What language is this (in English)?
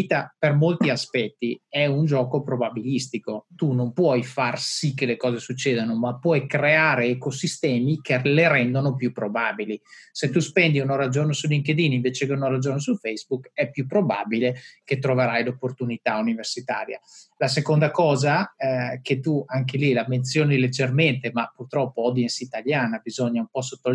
Italian